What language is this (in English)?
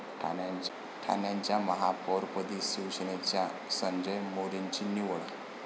Marathi